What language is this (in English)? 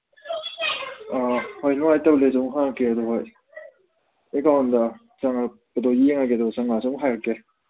Manipuri